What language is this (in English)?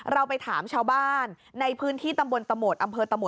Thai